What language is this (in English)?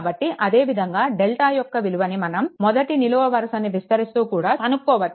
Telugu